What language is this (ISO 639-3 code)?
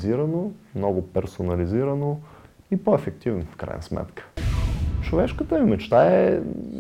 bul